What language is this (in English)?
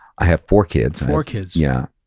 English